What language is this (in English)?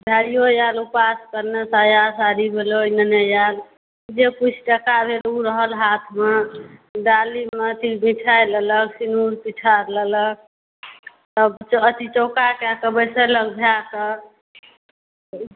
Maithili